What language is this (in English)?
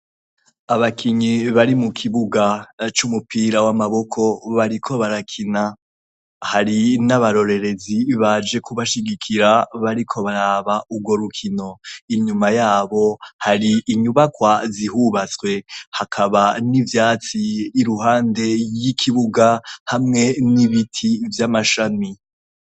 Rundi